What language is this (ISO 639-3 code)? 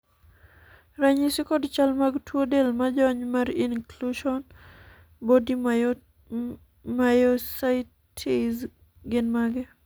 luo